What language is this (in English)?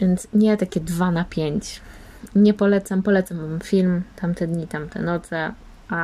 Polish